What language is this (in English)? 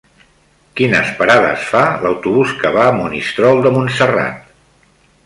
Catalan